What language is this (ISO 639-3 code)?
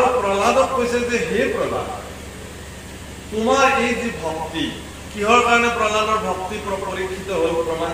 kor